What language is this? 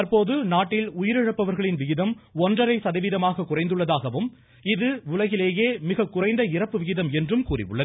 Tamil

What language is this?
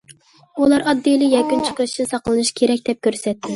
Uyghur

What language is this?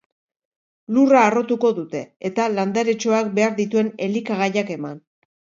Basque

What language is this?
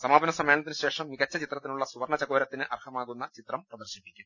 Malayalam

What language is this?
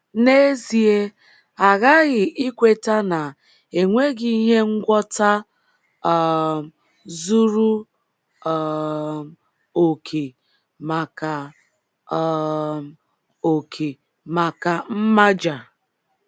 Igbo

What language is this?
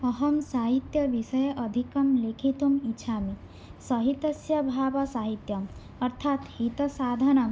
Sanskrit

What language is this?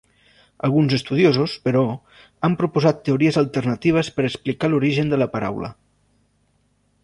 Catalan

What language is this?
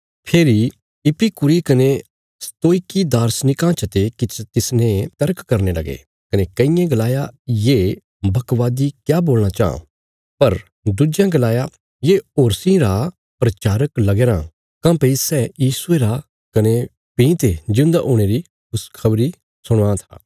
Bilaspuri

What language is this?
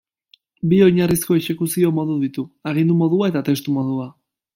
Basque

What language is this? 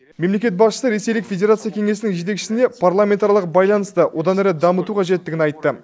Kazakh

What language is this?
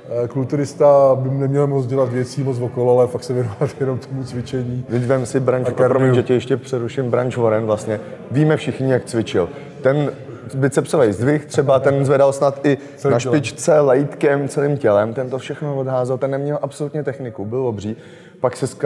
Czech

